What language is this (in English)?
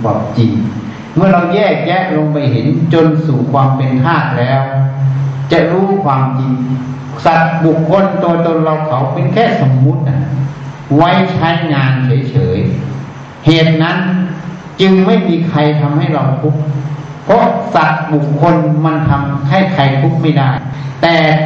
Thai